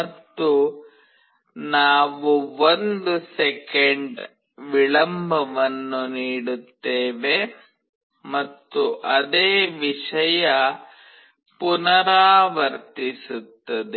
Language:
Kannada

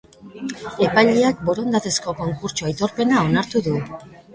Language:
Basque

